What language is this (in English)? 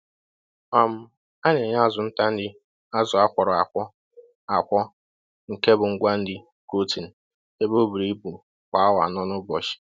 Igbo